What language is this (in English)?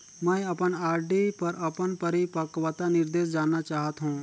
Chhattisgarhi